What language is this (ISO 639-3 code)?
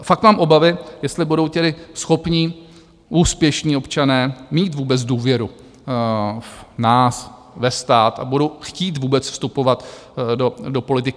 ces